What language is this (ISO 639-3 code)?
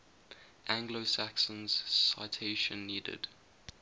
eng